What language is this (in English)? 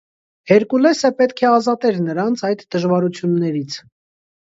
Armenian